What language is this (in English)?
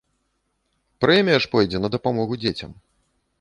Belarusian